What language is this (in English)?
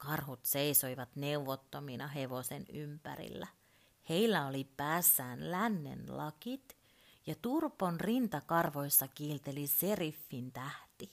Finnish